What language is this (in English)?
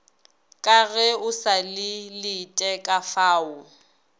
Northern Sotho